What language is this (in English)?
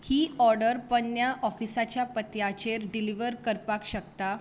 Konkani